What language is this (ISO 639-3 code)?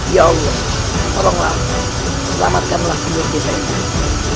ind